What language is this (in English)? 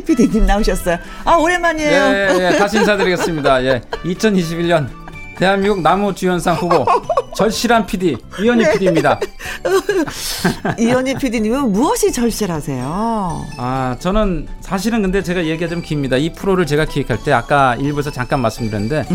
Korean